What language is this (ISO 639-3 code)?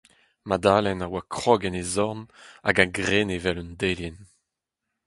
bre